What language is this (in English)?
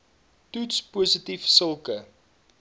Afrikaans